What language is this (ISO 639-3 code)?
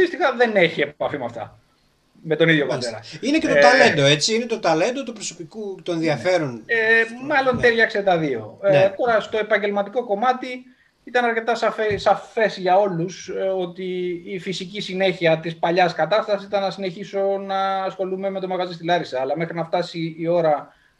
ell